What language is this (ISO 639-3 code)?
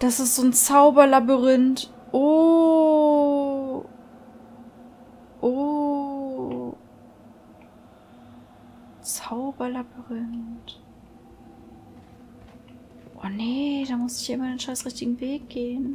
deu